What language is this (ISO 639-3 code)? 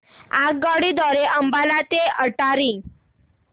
mar